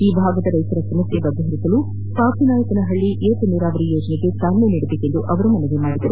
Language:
Kannada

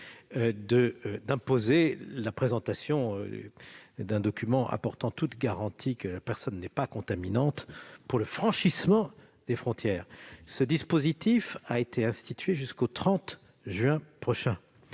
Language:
French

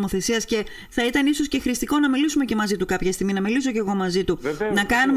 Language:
Greek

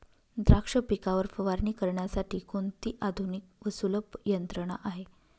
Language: Marathi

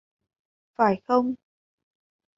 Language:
Vietnamese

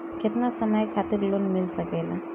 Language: Bhojpuri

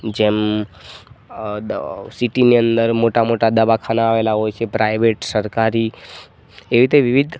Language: Gujarati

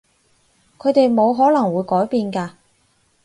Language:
Cantonese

